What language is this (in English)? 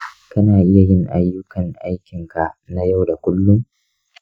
Hausa